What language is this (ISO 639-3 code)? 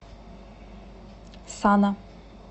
rus